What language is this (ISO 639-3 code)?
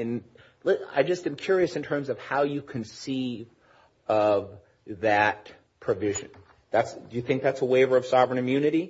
eng